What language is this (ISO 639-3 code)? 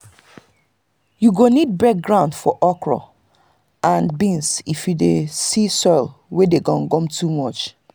pcm